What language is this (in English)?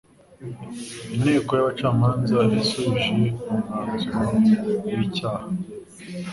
Kinyarwanda